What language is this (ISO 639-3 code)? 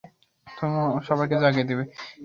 ben